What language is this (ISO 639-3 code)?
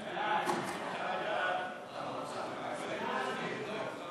heb